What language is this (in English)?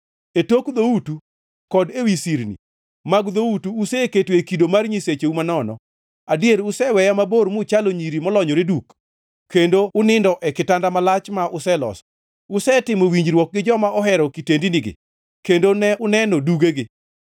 Luo (Kenya and Tanzania)